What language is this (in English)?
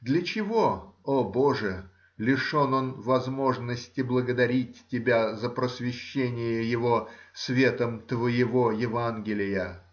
Russian